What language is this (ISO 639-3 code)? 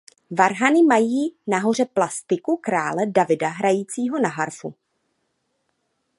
ces